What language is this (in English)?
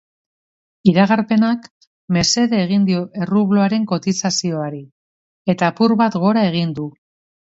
Basque